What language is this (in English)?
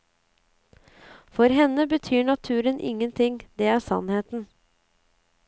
Norwegian